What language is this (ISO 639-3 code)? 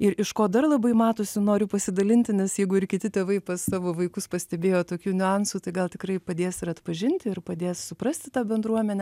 lit